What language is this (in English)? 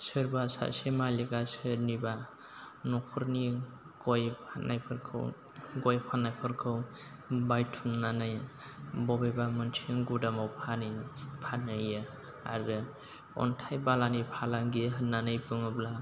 Bodo